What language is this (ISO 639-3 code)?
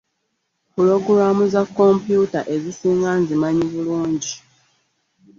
lug